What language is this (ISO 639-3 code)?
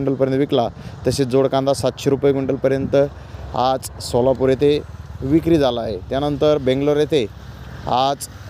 hin